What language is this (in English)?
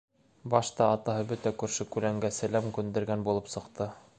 Bashkir